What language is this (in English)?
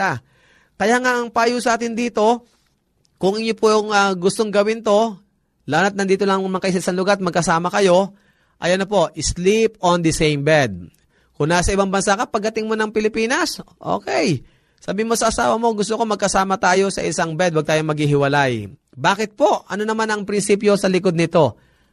Filipino